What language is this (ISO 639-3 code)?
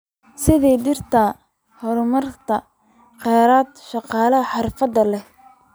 som